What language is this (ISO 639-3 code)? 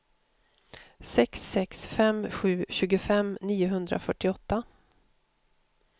swe